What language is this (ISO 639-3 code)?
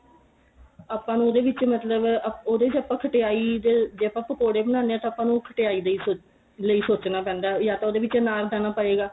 pan